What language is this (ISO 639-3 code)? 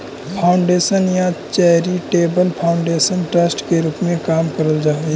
mag